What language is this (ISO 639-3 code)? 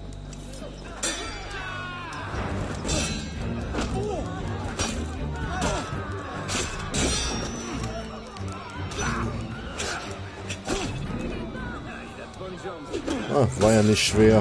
deu